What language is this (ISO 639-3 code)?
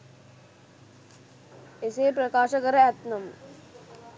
sin